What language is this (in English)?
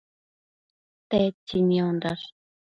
Matsés